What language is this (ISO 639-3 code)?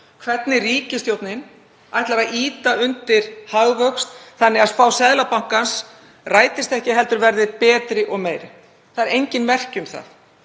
isl